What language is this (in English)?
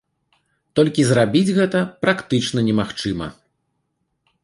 Belarusian